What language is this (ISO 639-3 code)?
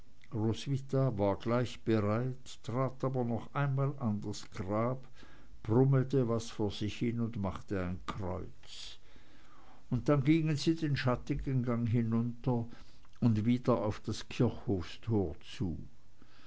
deu